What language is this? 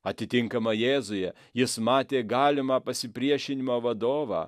Lithuanian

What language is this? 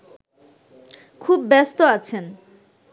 Bangla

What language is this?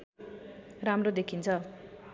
Nepali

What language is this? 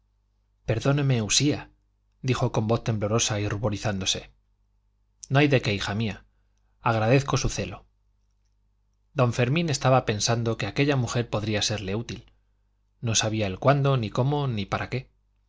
Spanish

